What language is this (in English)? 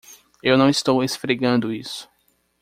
Portuguese